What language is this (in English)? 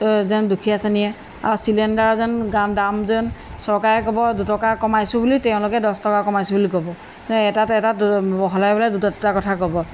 Assamese